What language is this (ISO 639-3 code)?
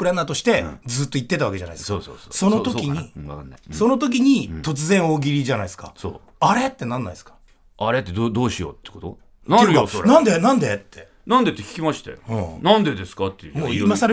jpn